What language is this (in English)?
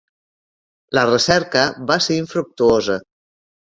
Catalan